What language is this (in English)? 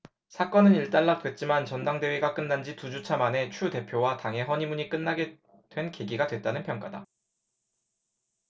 Korean